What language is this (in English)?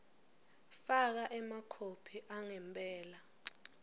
Swati